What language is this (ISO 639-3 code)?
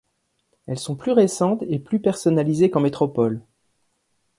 fra